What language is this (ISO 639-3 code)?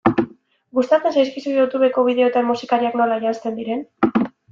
eus